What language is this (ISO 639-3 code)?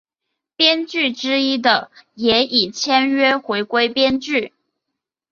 zho